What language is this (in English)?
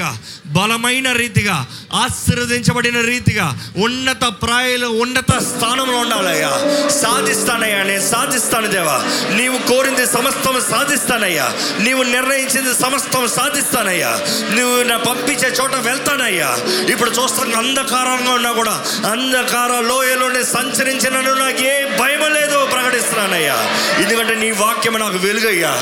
Telugu